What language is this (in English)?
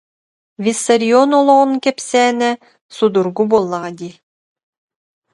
Yakut